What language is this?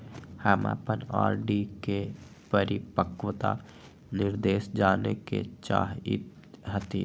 Magahi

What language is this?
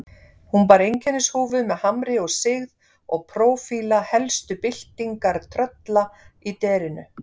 Icelandic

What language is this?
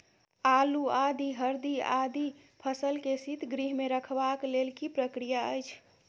Maithili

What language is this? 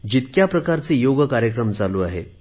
Marathi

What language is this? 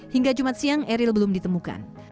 Indonesian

